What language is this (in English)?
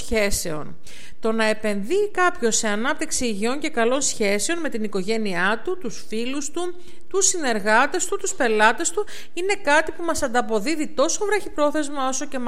Greek